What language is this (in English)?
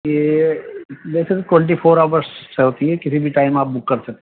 Urdu